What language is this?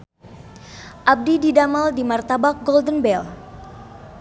Sundanese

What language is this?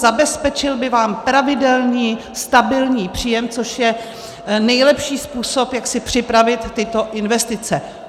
Czech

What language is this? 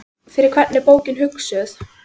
Icelandic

